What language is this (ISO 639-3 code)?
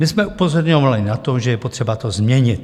ces